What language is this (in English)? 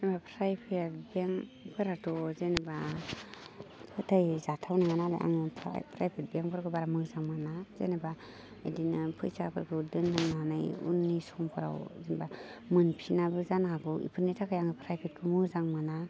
Bodo